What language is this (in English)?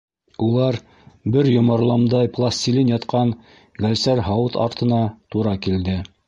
Bashkir